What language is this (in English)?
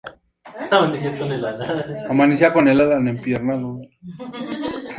Spanish